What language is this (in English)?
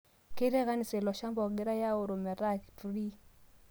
Masai